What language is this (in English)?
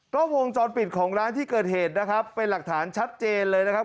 Thai